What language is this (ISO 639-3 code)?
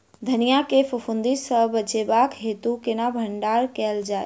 mai